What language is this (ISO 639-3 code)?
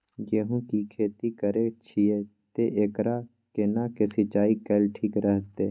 mai